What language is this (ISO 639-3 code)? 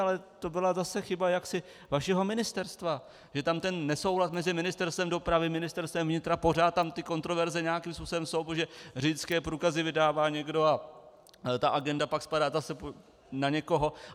ces